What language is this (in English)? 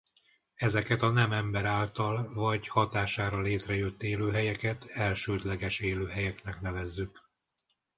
Hungarian